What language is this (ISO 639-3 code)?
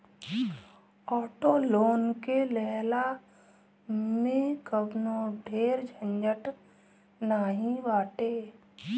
bho